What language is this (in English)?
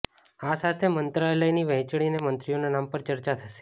Gujarati